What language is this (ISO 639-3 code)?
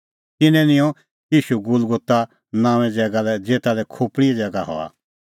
kfx